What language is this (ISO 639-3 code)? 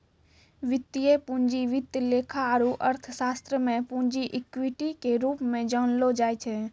mai